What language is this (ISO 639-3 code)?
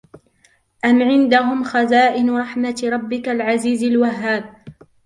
ara